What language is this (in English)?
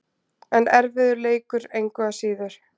Icelandic